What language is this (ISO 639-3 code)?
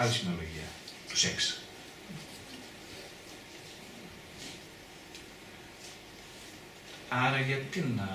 ell